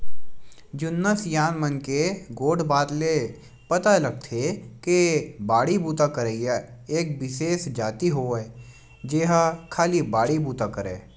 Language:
Chhattisgarhi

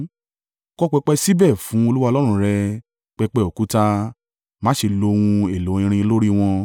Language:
Yoruba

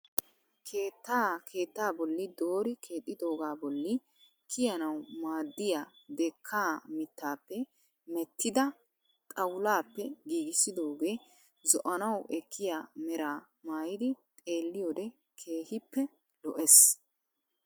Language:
Wolaytta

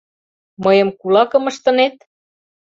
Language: Mari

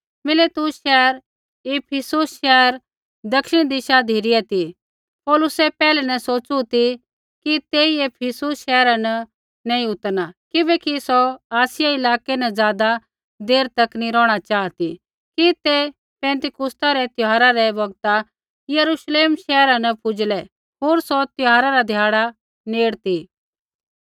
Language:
Kullu Pahari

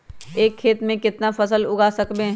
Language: Magahi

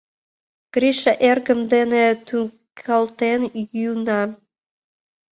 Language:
Mari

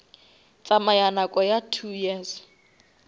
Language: Northern Sotho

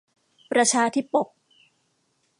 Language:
Thai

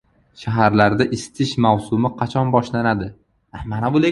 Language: Uzbek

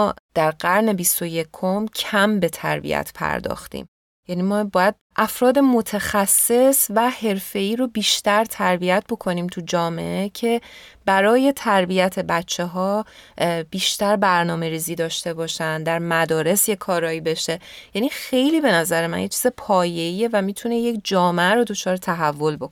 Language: Persian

